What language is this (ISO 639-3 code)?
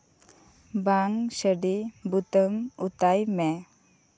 sat